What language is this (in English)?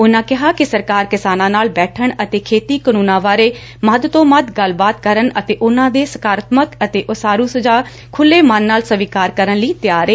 Punjabi